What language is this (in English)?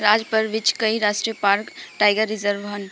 Punjabi